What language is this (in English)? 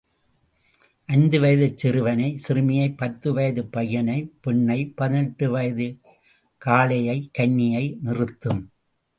Tamil